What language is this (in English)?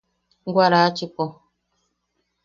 Yaqui